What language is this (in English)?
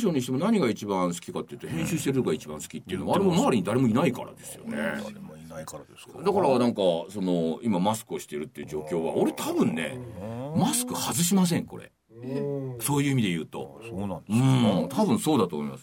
Japanese